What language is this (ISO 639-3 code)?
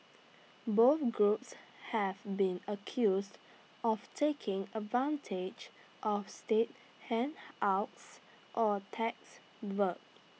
eng